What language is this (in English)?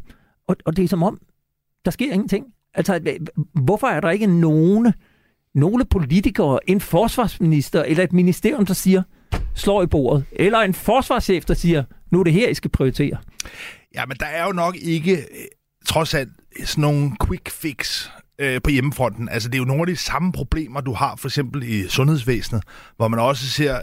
Danish